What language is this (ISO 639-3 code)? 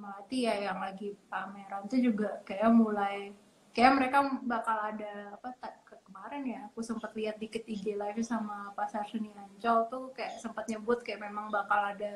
ind